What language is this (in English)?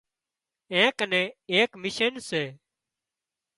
Wadiyara Koli